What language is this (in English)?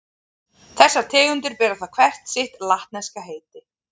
Icelandic